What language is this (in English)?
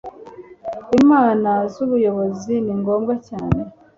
Kinyarwanda